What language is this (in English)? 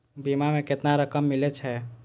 Maithili